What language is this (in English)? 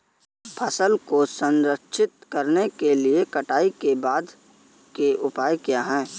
Hindi